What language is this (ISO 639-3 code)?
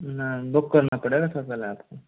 hin